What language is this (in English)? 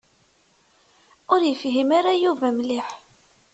Kabyle